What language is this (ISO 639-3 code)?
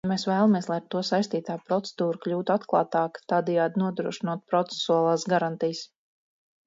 lav